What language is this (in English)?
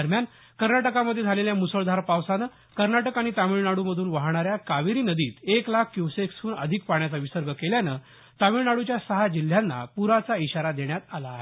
Marathi